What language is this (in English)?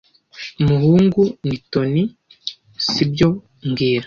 Kinyarwanda